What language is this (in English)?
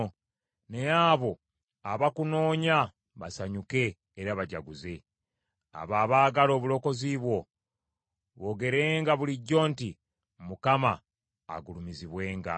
Ganda